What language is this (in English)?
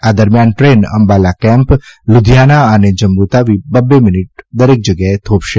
Gujarati